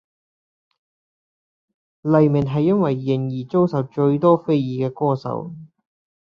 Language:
Cantonese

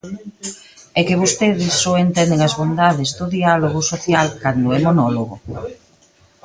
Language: Galician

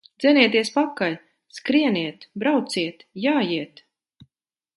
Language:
Latvian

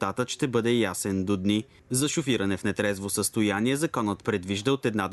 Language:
Bulgarian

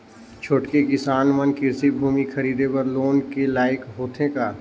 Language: Chhattisgarhi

